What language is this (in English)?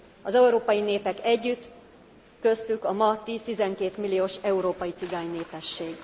Hungarian